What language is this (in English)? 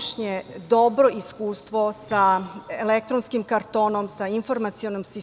Serbian